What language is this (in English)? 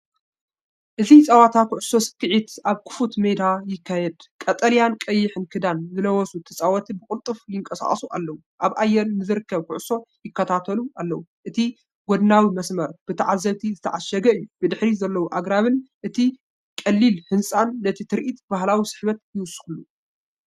Tigrinya